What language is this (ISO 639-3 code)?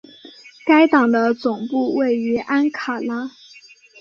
zho